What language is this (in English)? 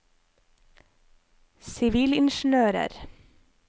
Norwegian